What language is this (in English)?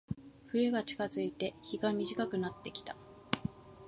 Japanese